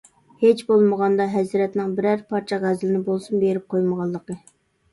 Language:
Uyghur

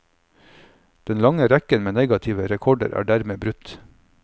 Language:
Norwegian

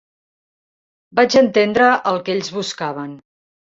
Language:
Catalan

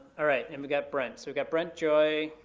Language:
English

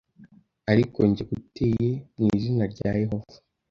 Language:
Kinyarwanda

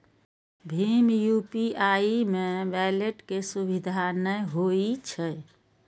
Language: Maithili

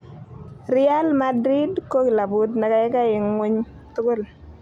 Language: Kalenjin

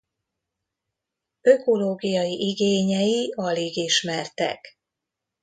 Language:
Hungarian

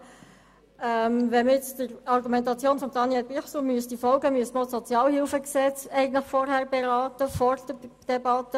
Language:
Swiss German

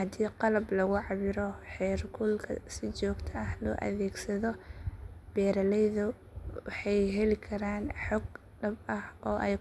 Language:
Somali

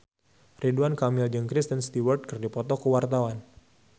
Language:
Sundanese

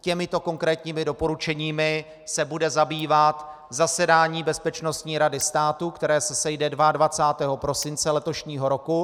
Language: Czech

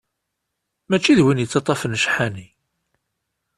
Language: Kabyle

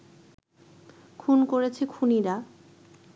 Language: Bangla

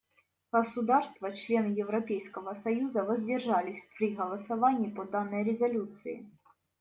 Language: Russian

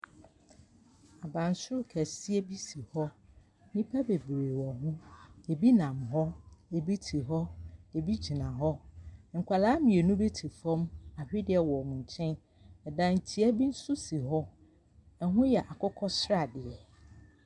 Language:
Akan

